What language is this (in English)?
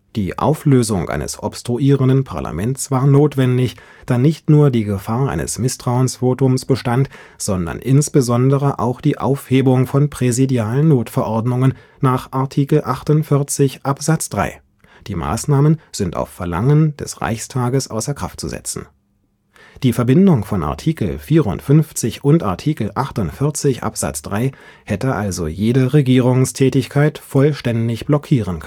German